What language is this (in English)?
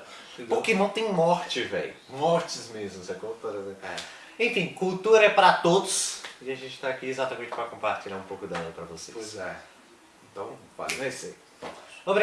Portuguese